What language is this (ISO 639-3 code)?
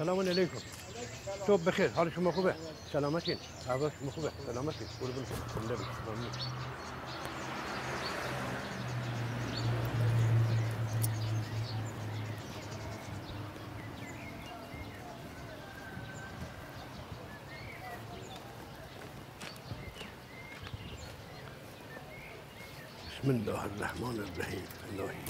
fas